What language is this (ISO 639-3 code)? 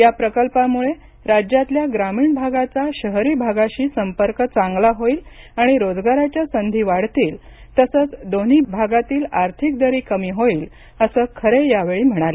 mar